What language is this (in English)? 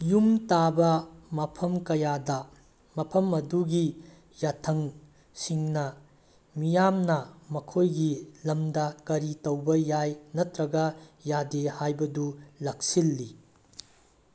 Manipuri